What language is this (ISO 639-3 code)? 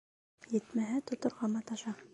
bak